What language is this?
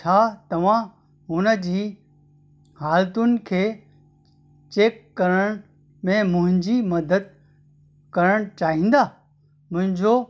Sindhi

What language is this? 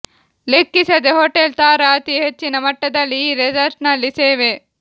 Kannada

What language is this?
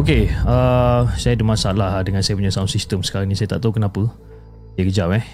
Malay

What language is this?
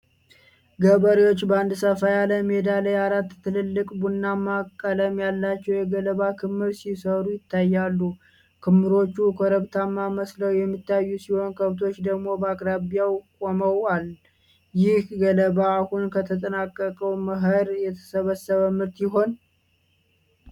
Amharic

